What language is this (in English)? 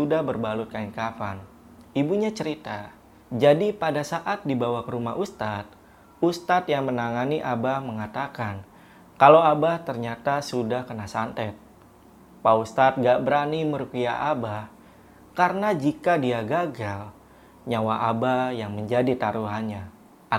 Indonesian